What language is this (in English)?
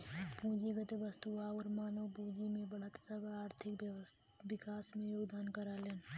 Bhojpuri